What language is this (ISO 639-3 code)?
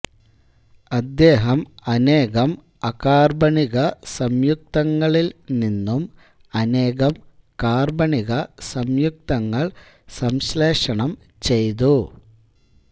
mal